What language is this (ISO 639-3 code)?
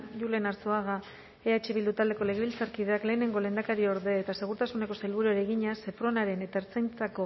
eus